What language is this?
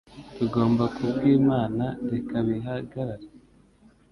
Kinyarwanda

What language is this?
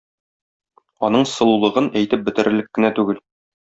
Tatar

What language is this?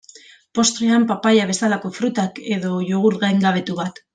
Basque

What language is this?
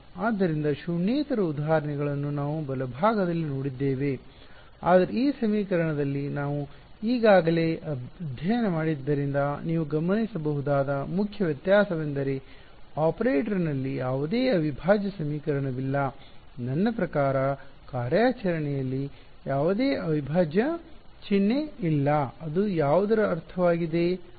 Kannada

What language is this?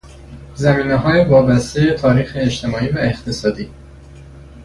Persian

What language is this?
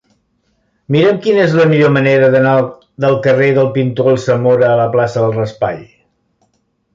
Catalan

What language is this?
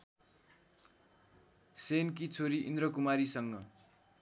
Nepali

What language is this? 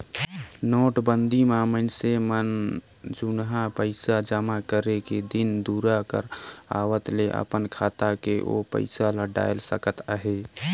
Chhattisgarhi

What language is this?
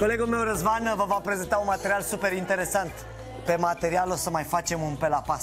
Romanian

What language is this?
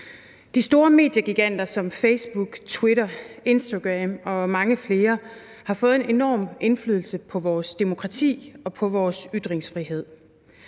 Danish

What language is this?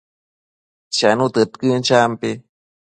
Matsés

